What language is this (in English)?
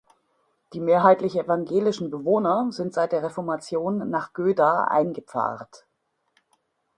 German